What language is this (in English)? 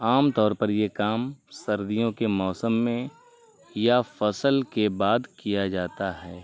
Urdu